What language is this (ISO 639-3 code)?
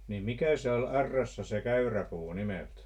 fin